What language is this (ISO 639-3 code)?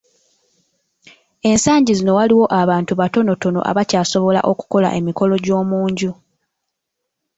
lug